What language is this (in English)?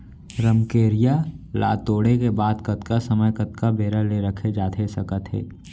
Chhattisgarhi